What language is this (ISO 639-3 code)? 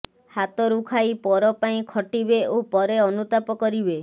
ori